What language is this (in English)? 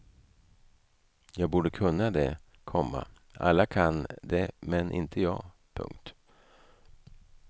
Swedish